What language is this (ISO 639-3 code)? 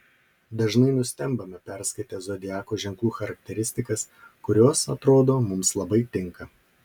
lit